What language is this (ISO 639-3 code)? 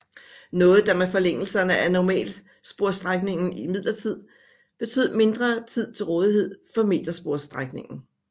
dan